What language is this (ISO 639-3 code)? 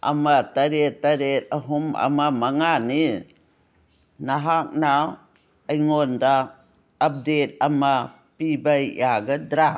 mni